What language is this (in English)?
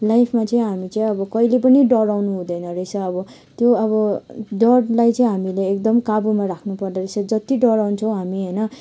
Nepali